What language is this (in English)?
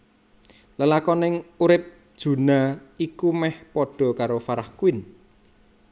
Javanese